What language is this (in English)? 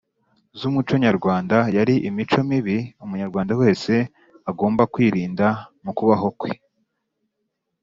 Kinyarwanda